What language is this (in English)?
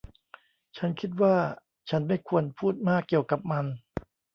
Thai